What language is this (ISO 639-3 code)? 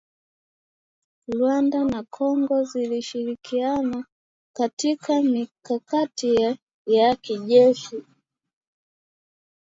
swa